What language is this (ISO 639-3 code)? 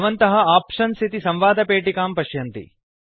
san